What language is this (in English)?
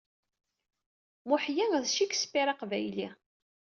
Kabyle